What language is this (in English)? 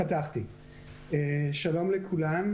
Hebrew